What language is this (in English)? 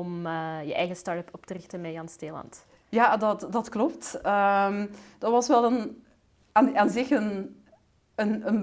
Dutch